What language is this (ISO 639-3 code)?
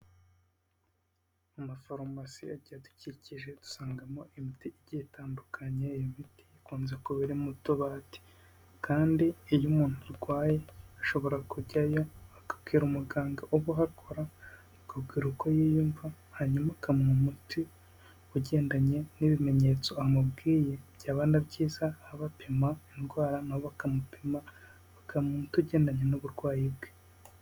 kin